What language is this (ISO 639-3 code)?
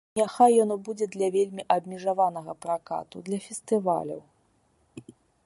bel